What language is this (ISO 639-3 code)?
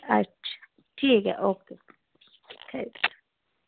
doi